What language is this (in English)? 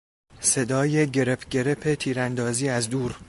Persian